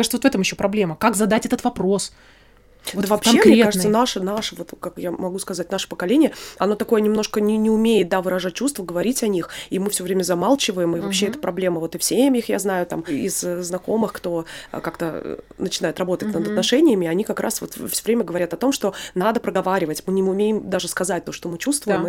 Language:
Russian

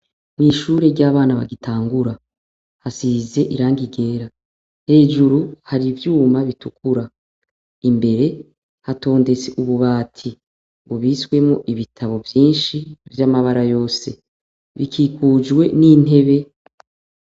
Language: Rundi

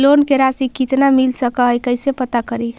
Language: Magahi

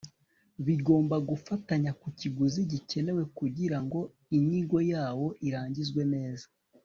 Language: Kinyarwanda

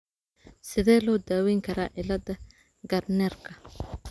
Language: Somali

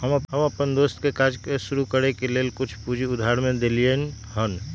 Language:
Magahi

